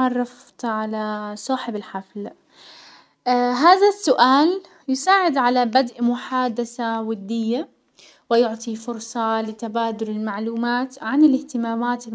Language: Hijazi Arabic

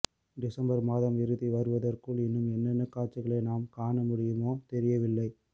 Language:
Tamil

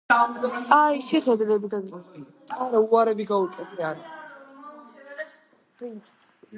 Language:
Georgian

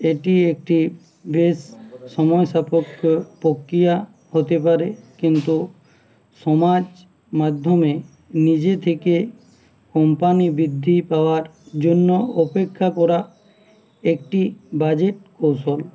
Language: Bangla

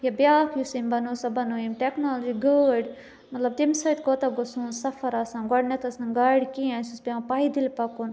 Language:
Kashmiri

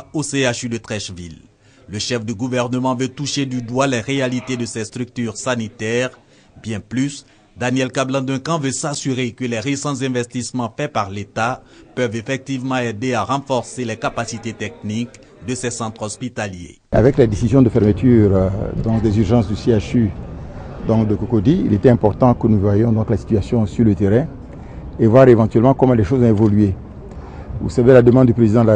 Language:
French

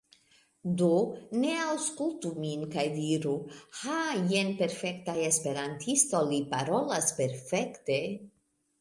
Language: Esperanto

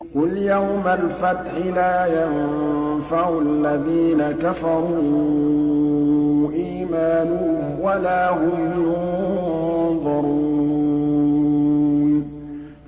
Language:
Arabic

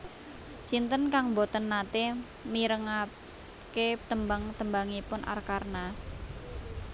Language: Javanese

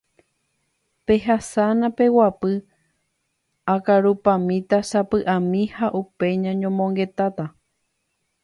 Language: Guarani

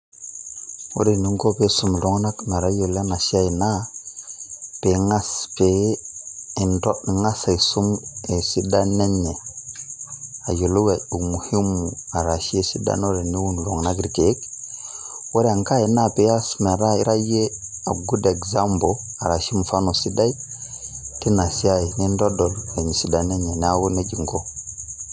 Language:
Masai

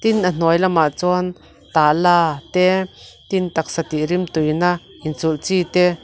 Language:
Mizo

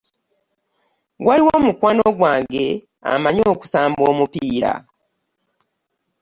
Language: Ganda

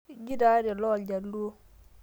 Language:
Masai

